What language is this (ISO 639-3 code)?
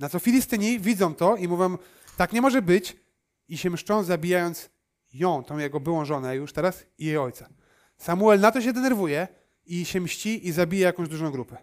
pol